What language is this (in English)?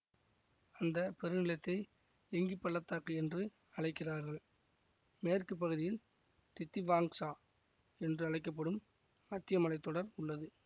Tamil